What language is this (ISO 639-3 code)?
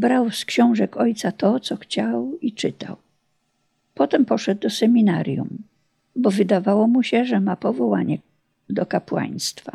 pol